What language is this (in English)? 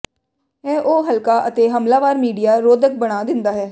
Punjabi